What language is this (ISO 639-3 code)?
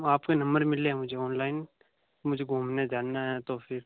hin